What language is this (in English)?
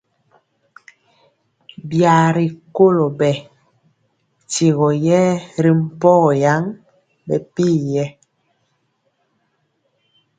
Mpiemo